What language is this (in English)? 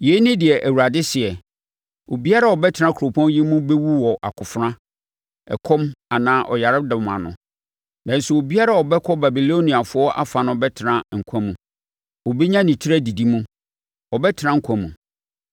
Akan